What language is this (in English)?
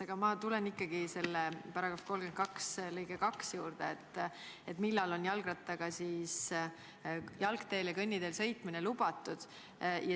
Estonian